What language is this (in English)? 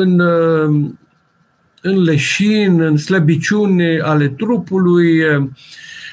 Romanian